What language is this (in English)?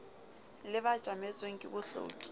Southern Sotho